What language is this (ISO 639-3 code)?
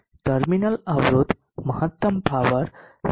guj